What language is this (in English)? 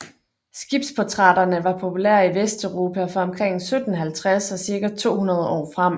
Danish